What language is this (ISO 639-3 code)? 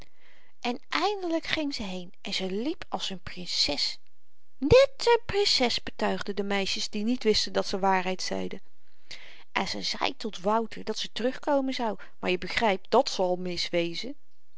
nld